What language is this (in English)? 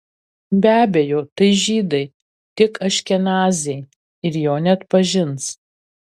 Lithuanian